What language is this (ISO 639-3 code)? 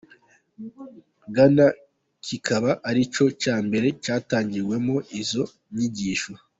kin